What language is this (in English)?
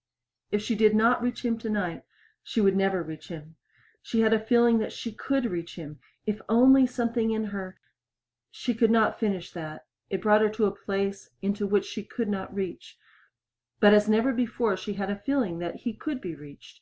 English